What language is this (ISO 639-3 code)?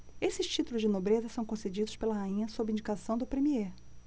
por